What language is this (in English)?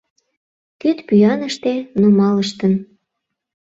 Mari